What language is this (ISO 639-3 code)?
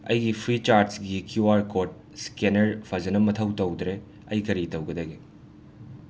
mni